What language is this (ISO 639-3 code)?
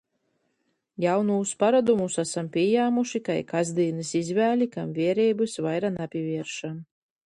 ltg